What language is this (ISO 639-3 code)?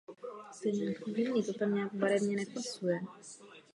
ces